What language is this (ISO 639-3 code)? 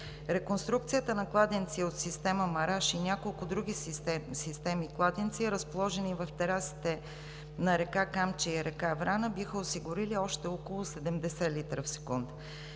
bul